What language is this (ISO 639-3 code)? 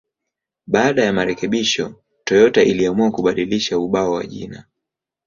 swa